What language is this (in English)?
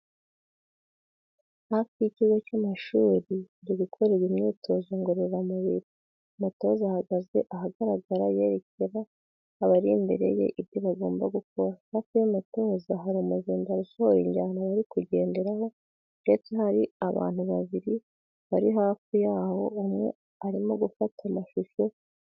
Kinyarwanda